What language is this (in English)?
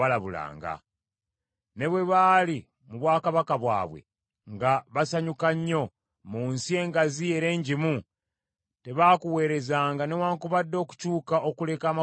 Ganda